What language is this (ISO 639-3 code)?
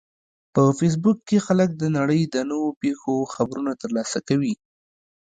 pus